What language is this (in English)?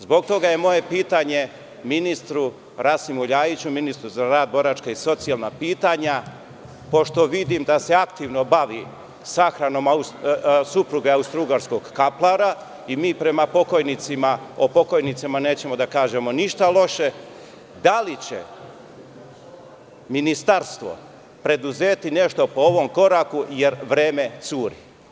Serbian